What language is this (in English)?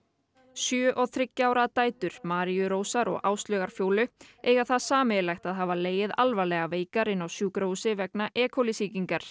Icelandic